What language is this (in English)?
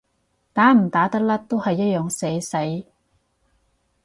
Cantonese